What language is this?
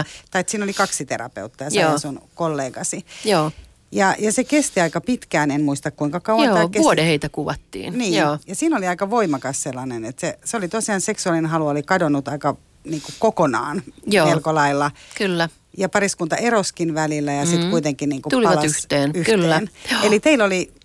Finnish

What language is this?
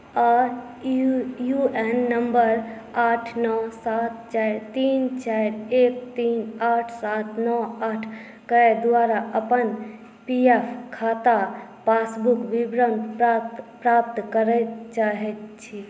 Maithili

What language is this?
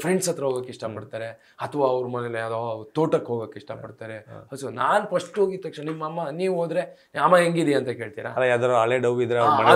Kannada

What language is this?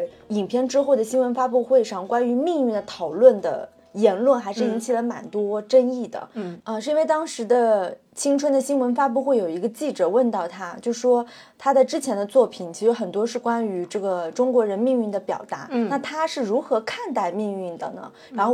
Chinese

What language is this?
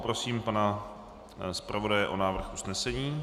Czech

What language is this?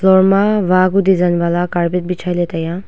Wancho Naga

